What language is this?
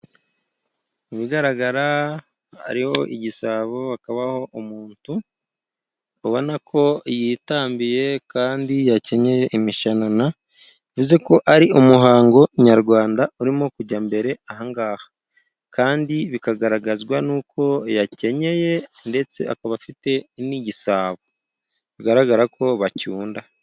Kinyarwanda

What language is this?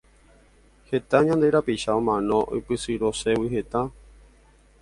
Guarani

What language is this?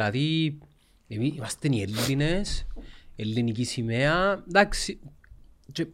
Greek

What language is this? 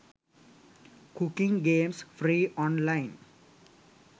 Sinhala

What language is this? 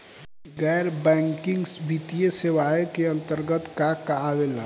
Bhojpuri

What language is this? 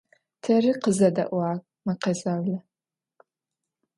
Adyghe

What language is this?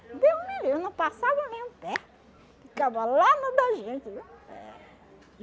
Portuguese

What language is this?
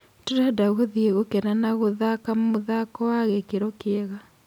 Kikuyu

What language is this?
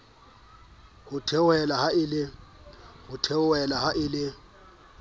Southern Sotho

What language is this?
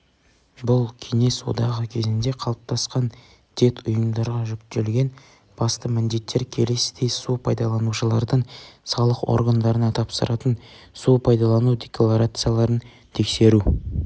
Kazakh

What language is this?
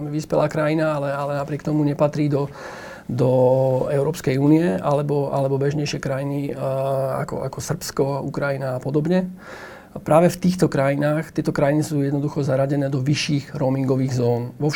Slovak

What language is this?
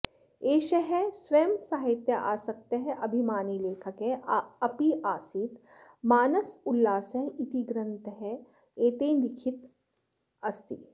Sanskrit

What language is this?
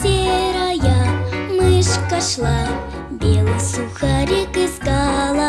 Russian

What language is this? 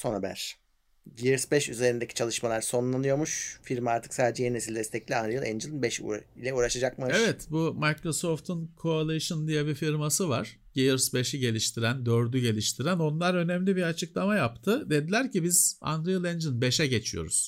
Turkish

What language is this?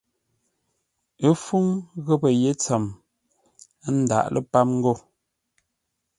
Ngombale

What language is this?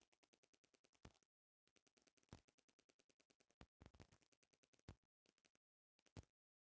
Bhojpuri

